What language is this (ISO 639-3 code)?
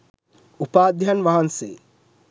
sin